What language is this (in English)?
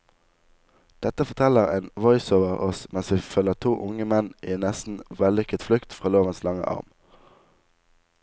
Norwegian